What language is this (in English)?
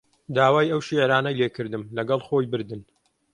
Central Kurdish